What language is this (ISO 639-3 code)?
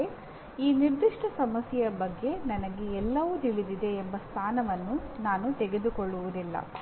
kan